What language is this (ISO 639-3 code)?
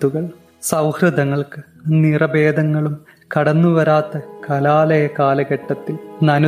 mal